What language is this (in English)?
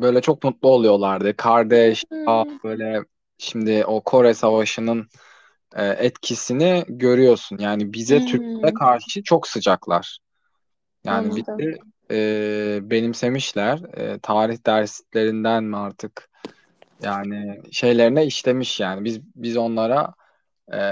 Turkish